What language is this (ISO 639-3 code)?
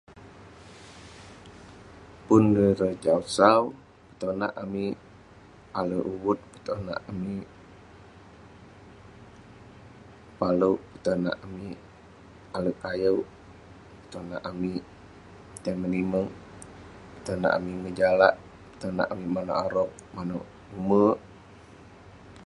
pne